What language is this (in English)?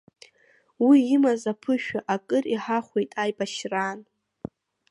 Abkhazian